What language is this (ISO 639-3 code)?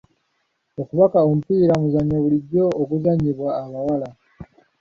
lug